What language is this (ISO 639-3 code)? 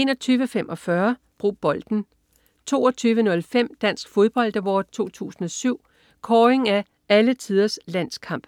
dan